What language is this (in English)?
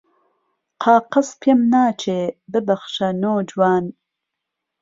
Central Kurdish